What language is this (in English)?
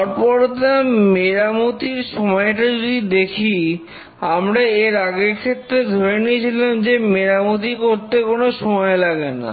Bangla